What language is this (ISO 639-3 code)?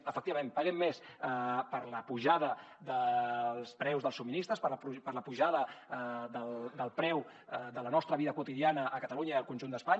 cat